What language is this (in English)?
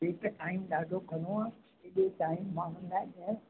Sindhi